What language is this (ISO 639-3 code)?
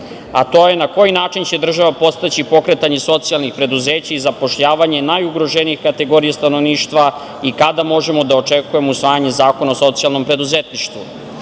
srp